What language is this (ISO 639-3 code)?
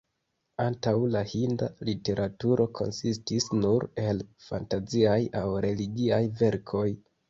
epo